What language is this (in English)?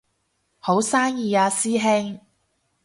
Cantonese